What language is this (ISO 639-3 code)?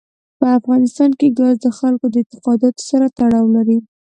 pus